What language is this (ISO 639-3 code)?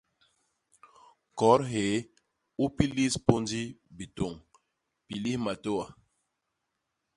bas